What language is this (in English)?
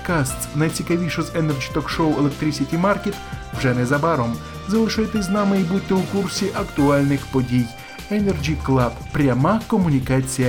Ukrainian